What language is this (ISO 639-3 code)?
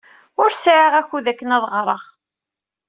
kab